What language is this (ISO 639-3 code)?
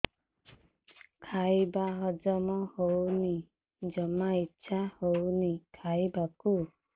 ori